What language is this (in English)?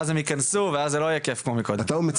Hebrew